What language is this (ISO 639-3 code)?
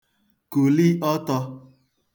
ibo